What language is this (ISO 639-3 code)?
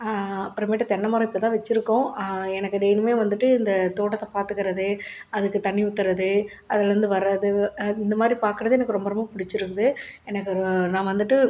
tam